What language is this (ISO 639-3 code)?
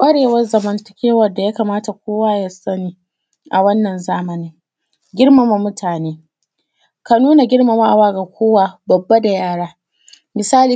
hau